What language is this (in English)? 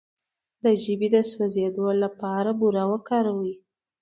Pashto